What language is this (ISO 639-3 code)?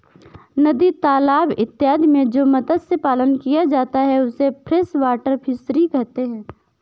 hin